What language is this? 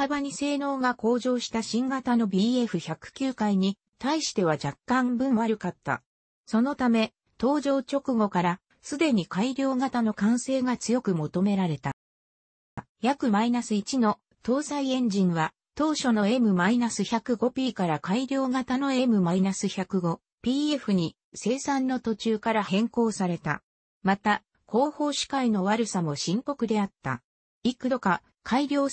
Japanese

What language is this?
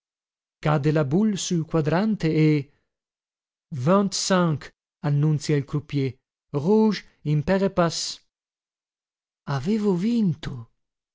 Italian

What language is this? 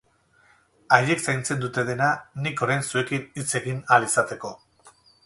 Basque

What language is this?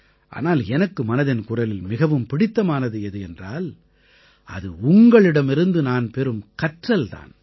Tamil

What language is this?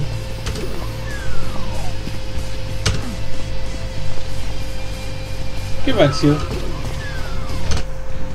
German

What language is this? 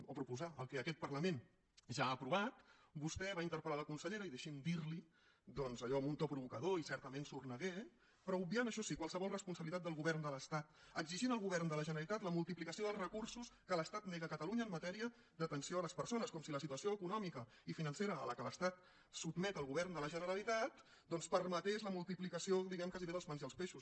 Catalan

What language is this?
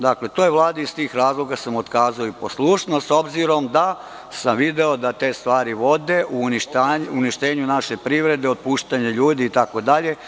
Serbian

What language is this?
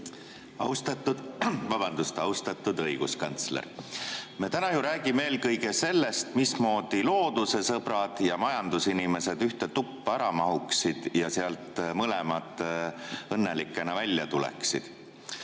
Estonian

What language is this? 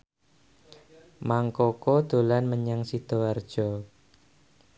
Javanese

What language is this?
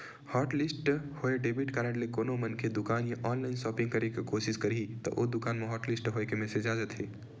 Chhattisgarhi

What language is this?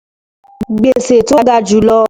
Yoruba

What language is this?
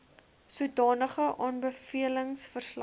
Afrikaans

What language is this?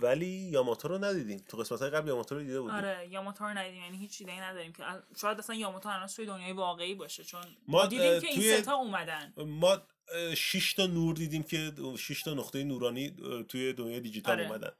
Persian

